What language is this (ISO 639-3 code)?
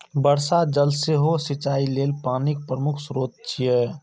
mai